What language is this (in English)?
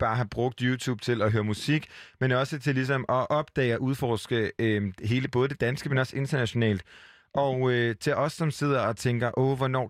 Danish